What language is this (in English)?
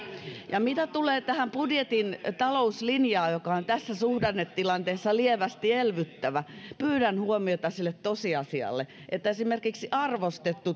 Finnish